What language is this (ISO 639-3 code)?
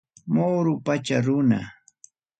quy